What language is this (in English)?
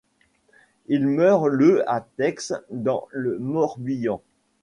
French